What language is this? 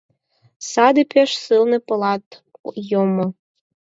Mari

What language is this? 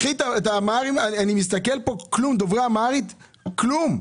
Hebrew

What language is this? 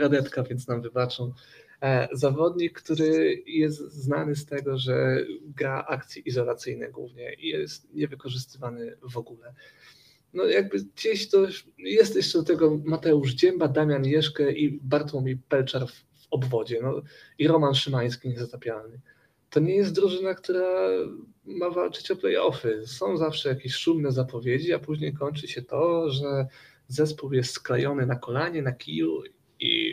Polish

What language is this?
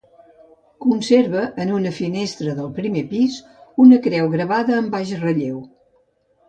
Catalan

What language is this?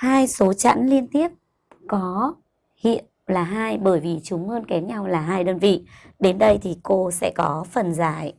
Vietnamese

